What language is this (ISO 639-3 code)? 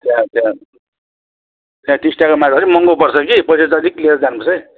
nep